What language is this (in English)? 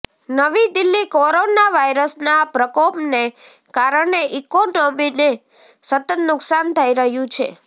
Gujarati